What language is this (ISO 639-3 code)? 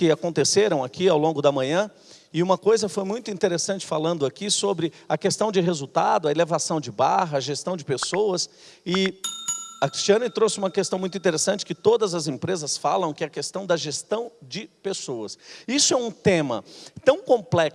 por